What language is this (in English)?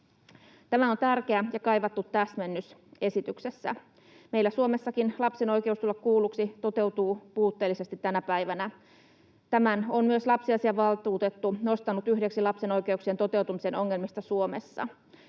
Finnish